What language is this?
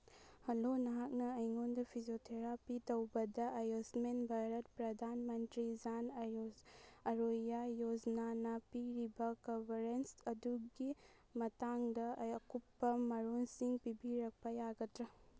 Manipuri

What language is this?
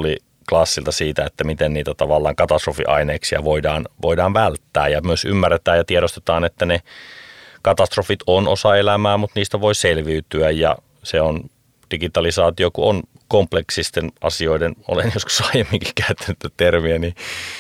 Finnish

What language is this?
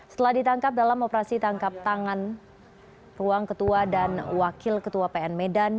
Indonesian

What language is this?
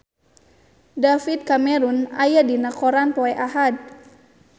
Sundanese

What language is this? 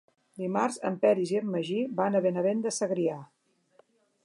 Catalan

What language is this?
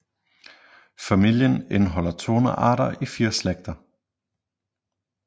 Danish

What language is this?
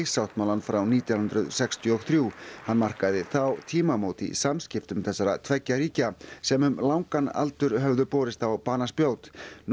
Icelandic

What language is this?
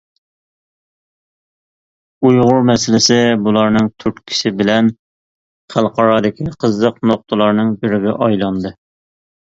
Uyghur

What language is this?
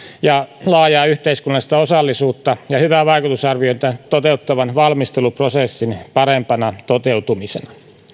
Finnish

